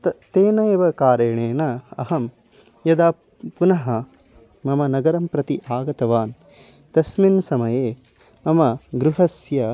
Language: Sanskrit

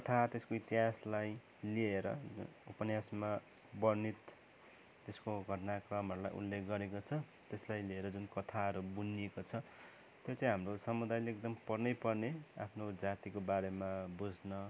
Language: Nepali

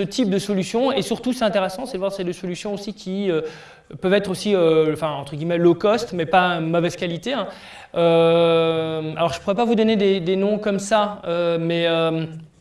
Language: French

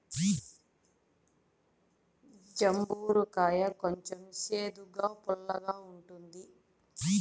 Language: Telugu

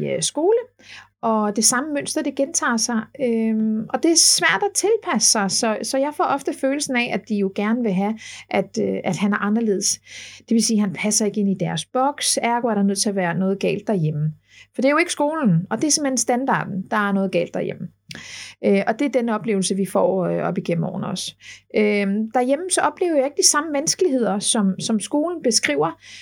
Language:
Danish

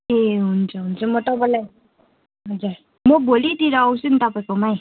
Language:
Nepali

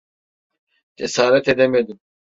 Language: Turkish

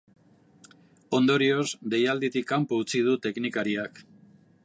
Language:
Basque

